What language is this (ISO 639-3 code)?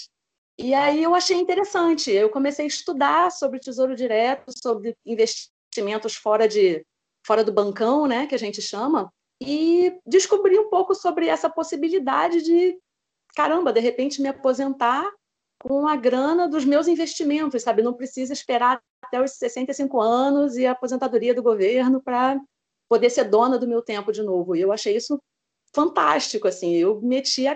por